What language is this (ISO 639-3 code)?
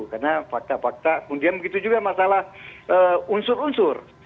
ind